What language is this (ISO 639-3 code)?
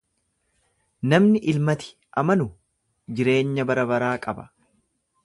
orm